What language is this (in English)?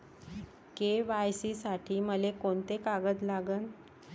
Marathi